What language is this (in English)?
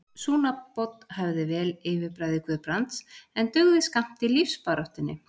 Icelandic